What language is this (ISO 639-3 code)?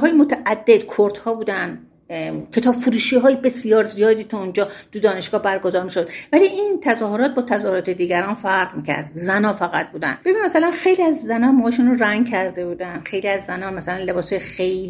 fas